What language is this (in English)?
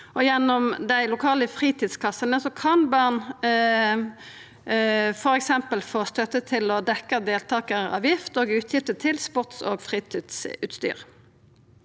Norwegian